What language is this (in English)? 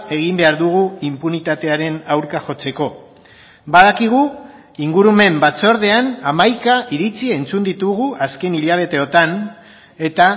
Basque